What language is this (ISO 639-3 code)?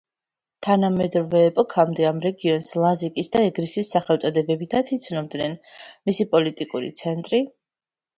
kat